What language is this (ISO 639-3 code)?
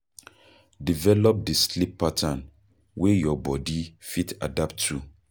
pcm